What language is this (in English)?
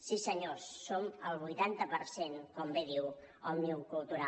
Catalan